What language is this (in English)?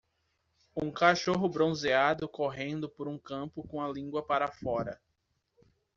Portuguese